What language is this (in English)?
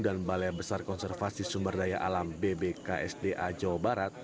Indonesian